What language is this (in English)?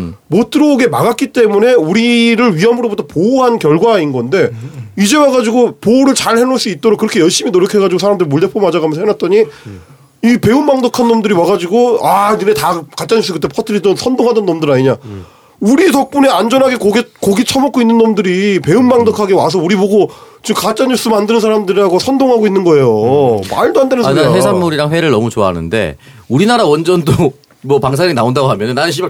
Korean